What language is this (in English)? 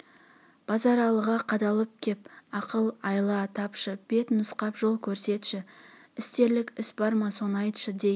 Kazakh